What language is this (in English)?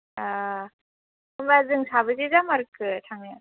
Bodo